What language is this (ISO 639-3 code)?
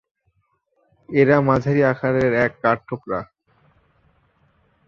ben